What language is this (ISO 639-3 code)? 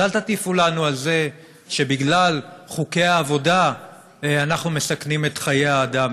heb